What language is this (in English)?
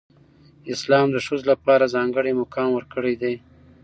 Pashto